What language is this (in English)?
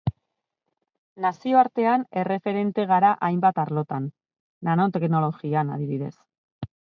Basque